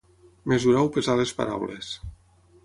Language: Catalan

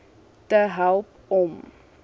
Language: Afrikaans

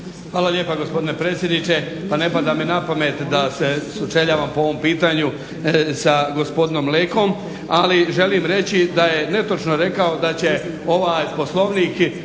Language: Croatian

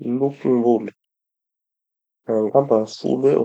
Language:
Tanosy Malagasy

